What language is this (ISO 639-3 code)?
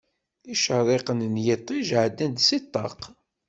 kab